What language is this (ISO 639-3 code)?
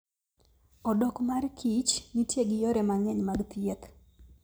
luo